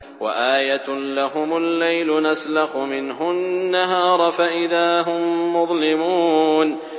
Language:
Arabic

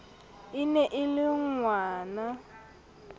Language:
Southern Sotho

